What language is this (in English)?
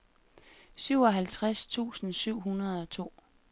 Danish